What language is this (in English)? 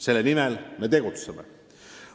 Estonian